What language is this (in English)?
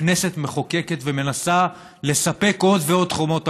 Hebrew